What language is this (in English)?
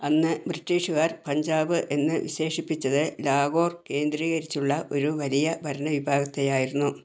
Malayalam